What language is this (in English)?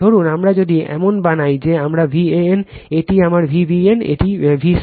Bangla